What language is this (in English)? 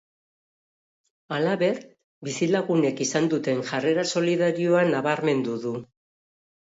Basque